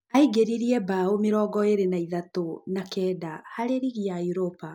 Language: Kikuyu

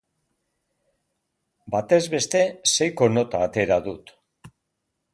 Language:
Basque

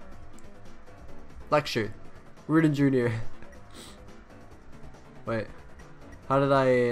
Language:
English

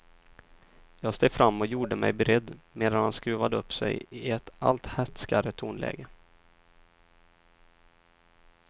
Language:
Swedish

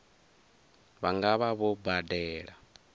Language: Venda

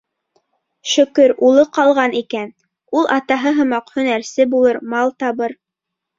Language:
Bashkir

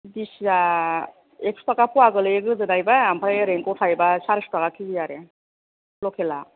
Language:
Bodo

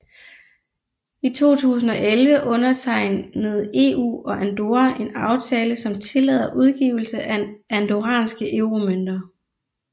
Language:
Danish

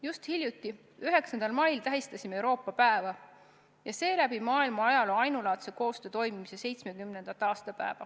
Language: Estonian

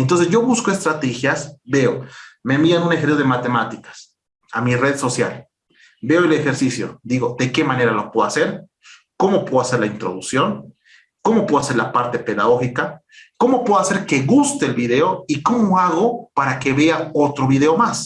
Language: Spanish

